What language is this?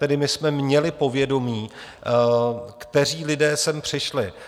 Czech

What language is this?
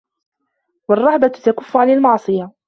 Arabic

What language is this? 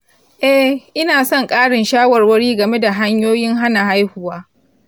Hausa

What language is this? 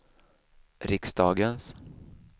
Swedish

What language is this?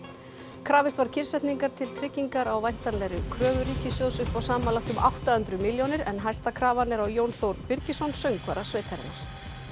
Icelandic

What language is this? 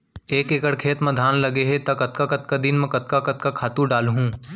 Chhattisgarhi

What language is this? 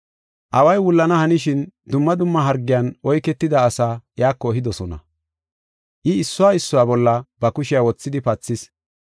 Gofa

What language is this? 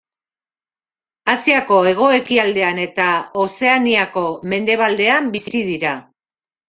Basque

